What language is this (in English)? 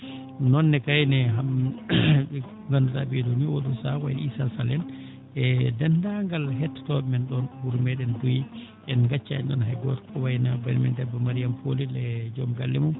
Fula